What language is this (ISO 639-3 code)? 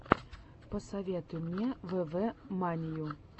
rus